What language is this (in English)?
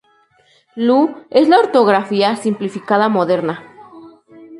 Spanish